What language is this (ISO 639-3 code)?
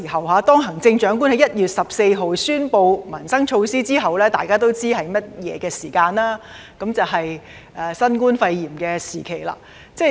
yue